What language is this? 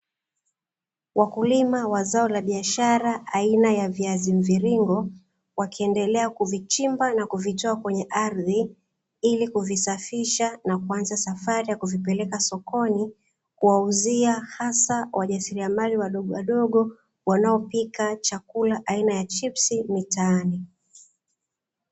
Swahili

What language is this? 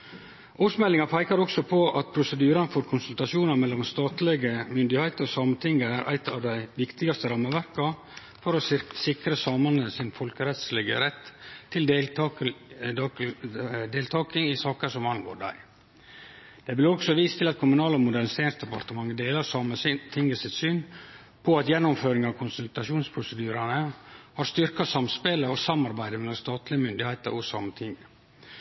Norwegian Nynorsk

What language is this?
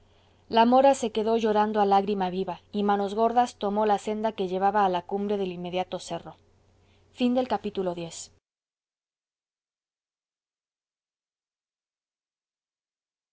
Spanish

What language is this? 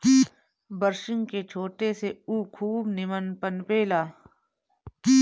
Bhojpuri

